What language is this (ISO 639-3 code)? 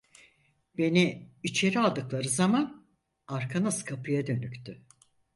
tur